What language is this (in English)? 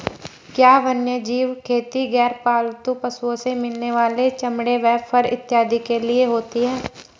Hindi